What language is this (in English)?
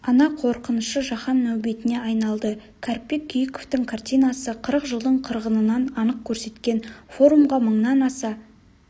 Kazakh